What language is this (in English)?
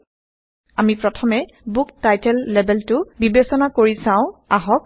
Assamese